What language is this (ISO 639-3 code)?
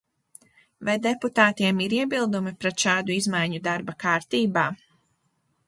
lav